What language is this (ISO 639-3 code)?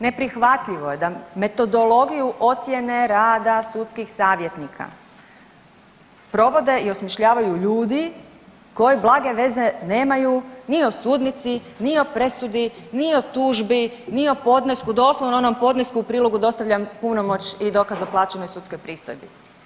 hrv